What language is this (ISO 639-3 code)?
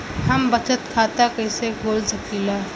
bho